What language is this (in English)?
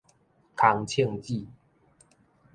Min Nan Chinese